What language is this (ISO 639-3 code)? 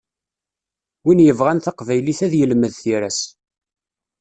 kab